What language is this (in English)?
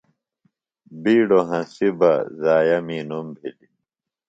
Phalura